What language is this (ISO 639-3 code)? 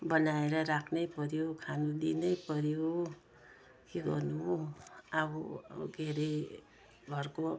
nep